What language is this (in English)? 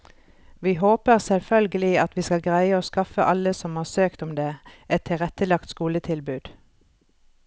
Norwegian